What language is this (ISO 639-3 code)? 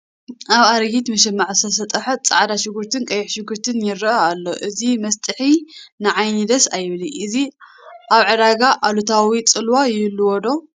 tir